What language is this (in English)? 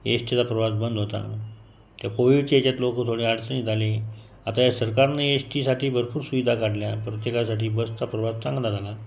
Marathi